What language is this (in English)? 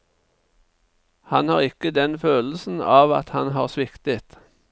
Norwegian